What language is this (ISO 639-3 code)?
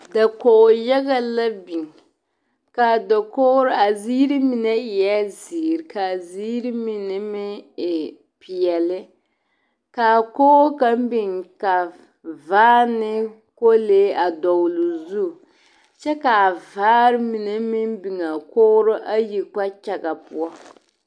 dga